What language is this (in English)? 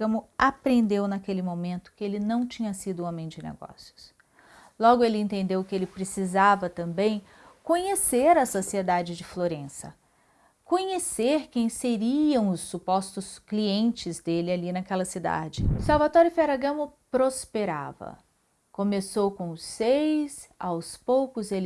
Portuguese